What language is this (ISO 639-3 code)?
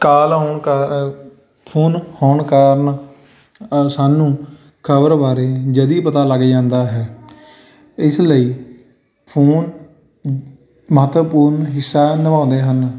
pan